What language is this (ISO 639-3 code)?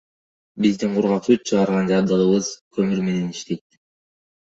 kir